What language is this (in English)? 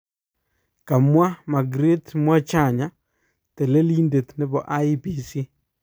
Kalenjin